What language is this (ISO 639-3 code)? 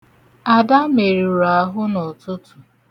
ibo